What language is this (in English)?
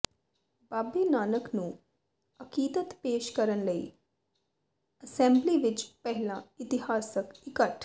Punjabi